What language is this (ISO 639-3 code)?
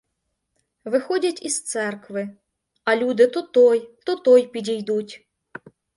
ukr